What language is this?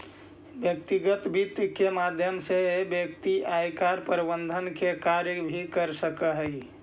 Magahi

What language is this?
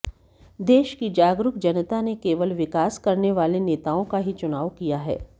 Hindi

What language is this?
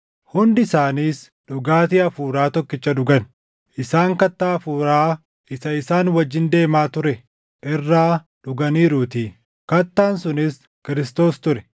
Oromo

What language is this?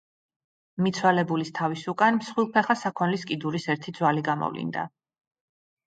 Georgian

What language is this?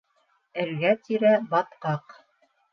Bashkir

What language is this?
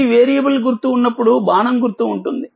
Telugu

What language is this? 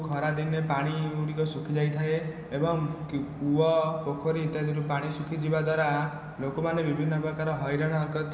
Odia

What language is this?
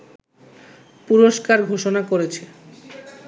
Bangla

